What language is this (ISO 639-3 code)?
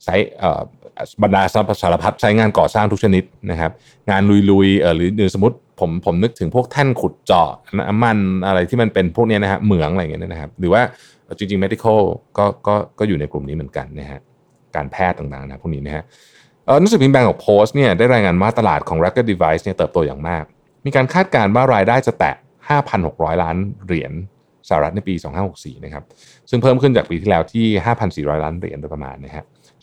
tha